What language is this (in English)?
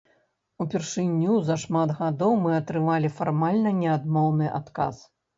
Belarusian